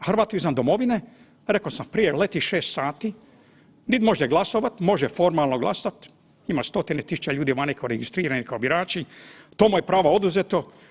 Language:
Croatian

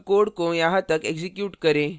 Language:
Hindi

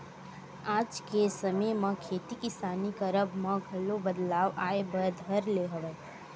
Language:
Chhattisgarhi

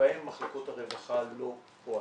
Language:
Hebrew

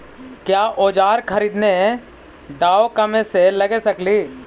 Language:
Magahi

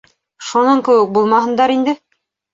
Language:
Bashkir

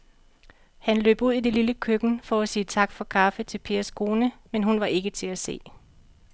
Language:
Danish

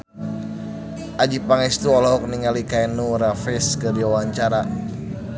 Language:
Sundanese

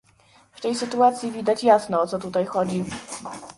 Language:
Polish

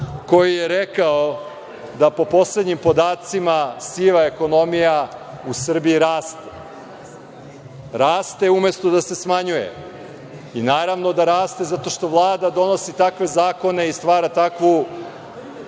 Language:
Serbian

